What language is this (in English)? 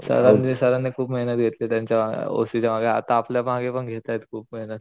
Marathi